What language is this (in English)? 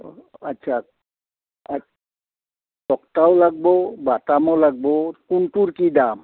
Assamese